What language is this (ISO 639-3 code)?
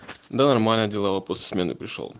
rus